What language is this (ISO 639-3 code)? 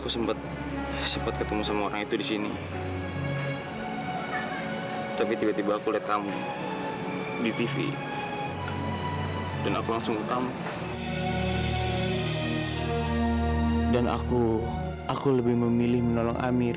ind